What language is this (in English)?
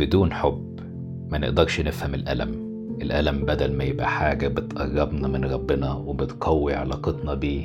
Arabic